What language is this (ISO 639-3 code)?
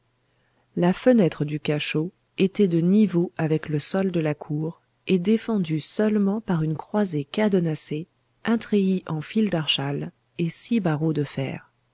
fra